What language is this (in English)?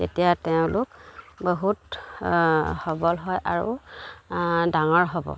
Assamese